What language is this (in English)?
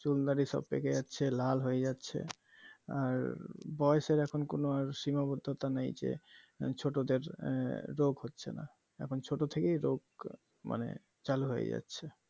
Bangla